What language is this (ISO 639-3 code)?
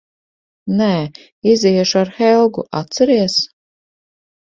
lav